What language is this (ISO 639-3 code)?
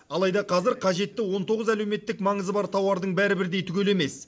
kaz